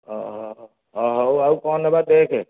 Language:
Odia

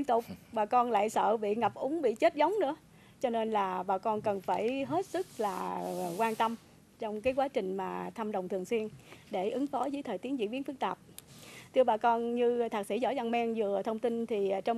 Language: Vietnamese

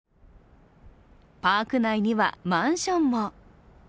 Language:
Japanese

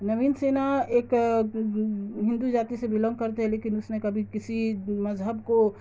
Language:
Urdu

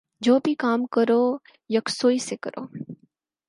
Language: Urdu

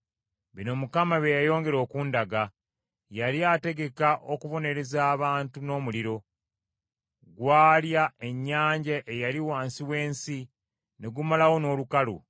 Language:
Ganda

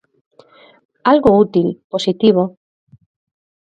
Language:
Galician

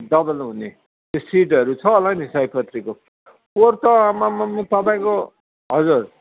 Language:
Nepali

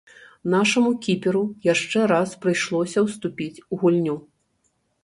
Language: Belarusian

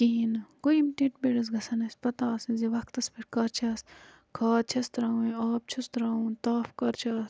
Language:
Kashmiri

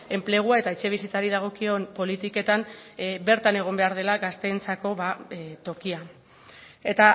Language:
Basque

